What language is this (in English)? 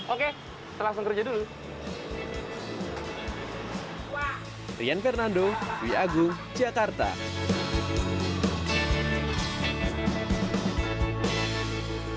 Indonesian